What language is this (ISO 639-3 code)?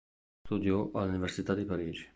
ita